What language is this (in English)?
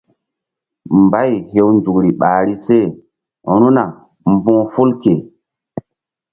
Mbum